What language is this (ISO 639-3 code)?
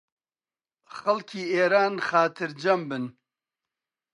ckb